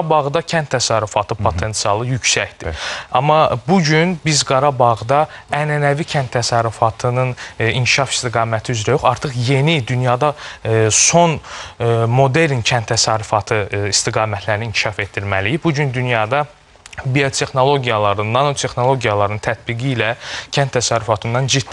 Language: Turkish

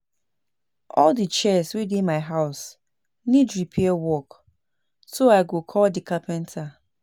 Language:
Nigerian Pidgin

